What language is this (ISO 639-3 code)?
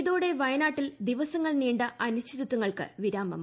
mal